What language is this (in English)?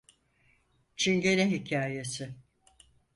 Turkish